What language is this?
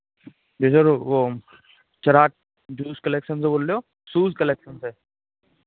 Hindi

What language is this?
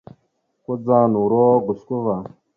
Mada (Cameroon)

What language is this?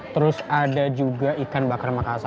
Indonesian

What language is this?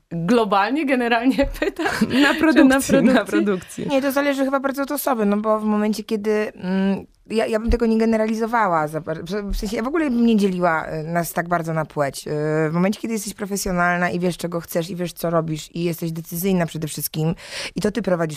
Polish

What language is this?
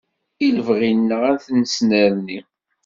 Kabyle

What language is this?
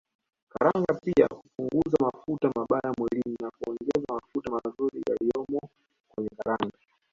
Swahili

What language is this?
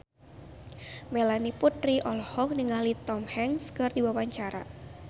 Sundanese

